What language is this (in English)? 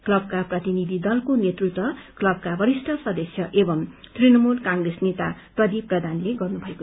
Nepali